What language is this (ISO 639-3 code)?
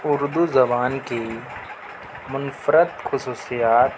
urd